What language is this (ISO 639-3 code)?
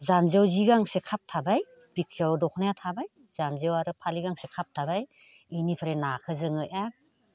brx